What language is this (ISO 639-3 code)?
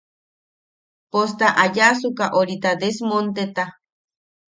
yaq